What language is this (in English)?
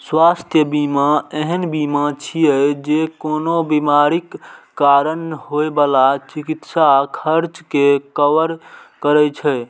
Maithili